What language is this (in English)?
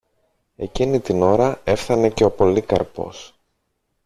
Greek